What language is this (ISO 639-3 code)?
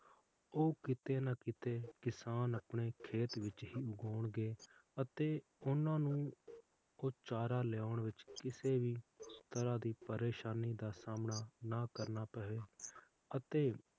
pan